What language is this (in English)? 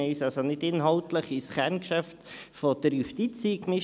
Swiss German